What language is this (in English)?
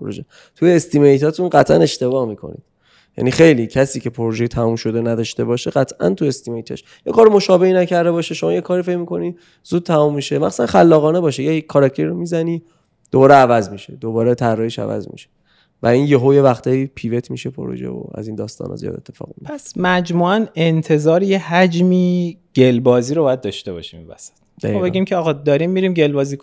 Persian